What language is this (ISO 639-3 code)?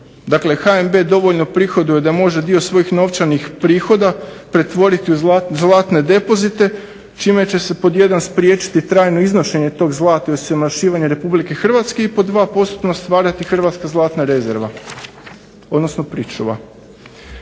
hrv